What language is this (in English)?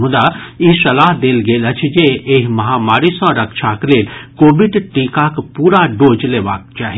Maithili